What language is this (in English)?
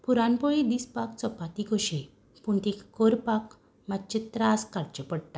Konkani